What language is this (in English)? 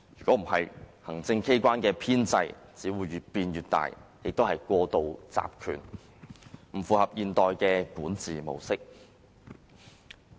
Cantonese